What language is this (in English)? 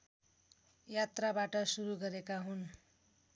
Nepali